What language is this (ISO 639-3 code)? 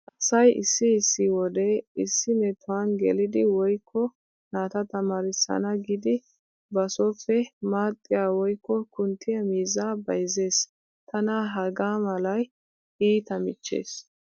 wal